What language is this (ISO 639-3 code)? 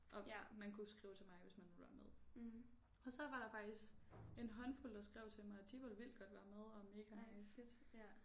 dan